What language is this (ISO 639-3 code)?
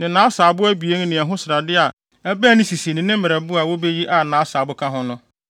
aka